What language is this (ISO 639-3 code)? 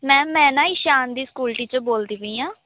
pan